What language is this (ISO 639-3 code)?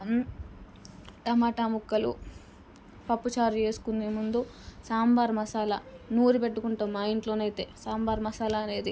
tel